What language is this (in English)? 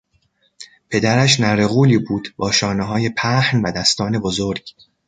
Persian